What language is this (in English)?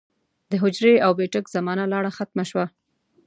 Pashto